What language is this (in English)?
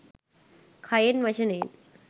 Sinhala